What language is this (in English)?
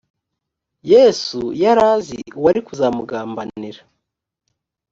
Kinyarwanda